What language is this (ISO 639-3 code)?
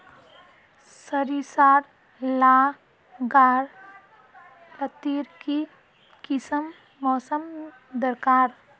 mag